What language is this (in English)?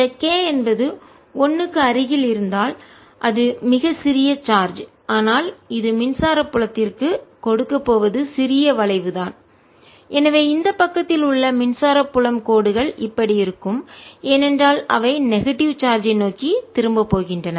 Tamil